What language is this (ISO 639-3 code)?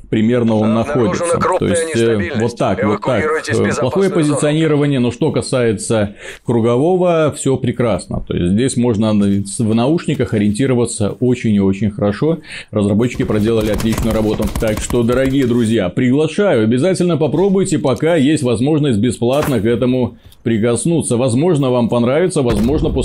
rus